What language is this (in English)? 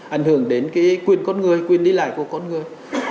Vietnamese